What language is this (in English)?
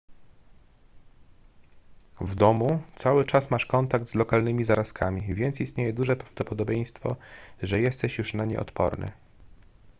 Polish